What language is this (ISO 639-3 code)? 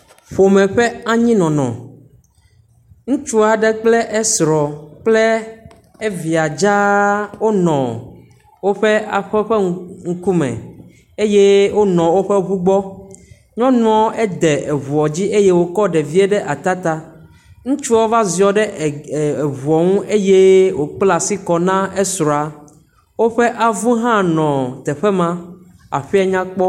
ewe